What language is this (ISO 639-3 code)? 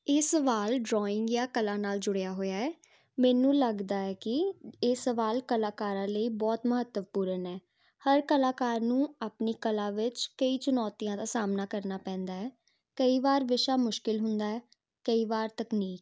pan